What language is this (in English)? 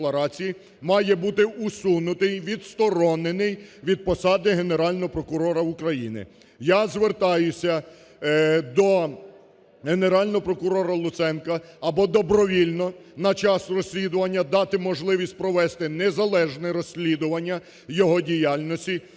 Ukrainian